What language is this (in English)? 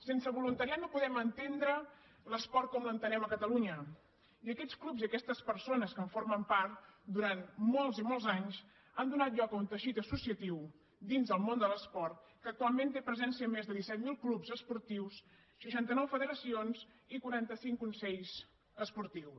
Catalan